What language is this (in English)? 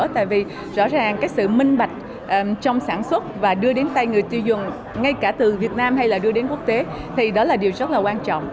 Vietnamese